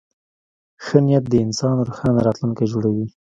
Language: Pashto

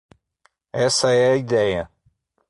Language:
Portuguese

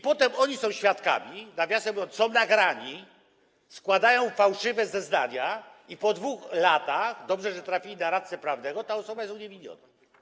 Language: Polish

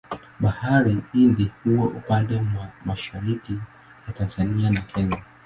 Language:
Swahili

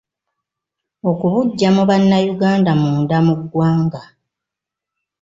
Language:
Ganda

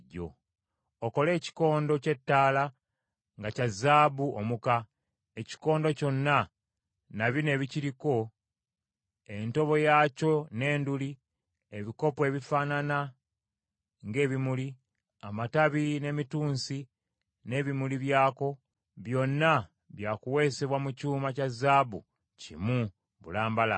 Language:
Ganda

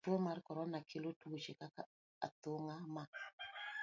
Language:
Luo (Kenya and Tanzania)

